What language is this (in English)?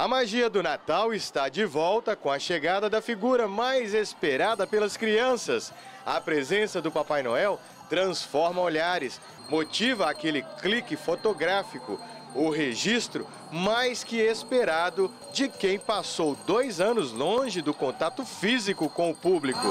Portuguese